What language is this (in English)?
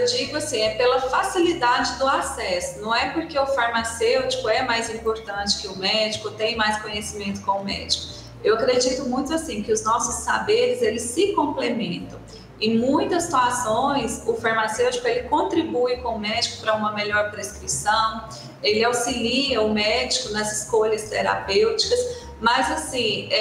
Portuguese